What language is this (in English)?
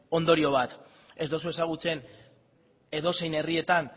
Basque